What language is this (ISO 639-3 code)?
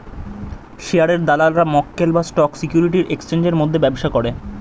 ben